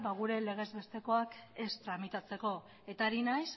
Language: Basque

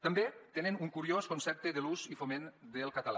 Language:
Catalan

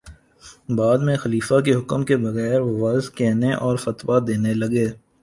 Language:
Urdu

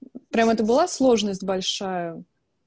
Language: Russian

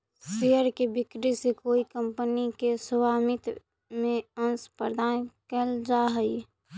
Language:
Magahi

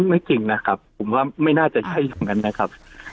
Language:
Thai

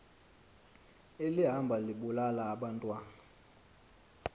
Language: Xhosa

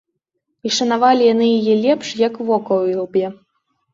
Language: Belarusian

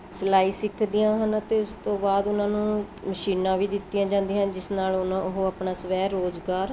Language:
Punjabi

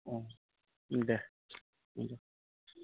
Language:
Bodo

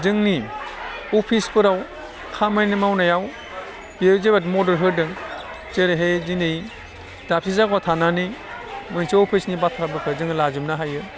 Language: Bodo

